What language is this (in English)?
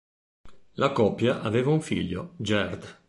Italian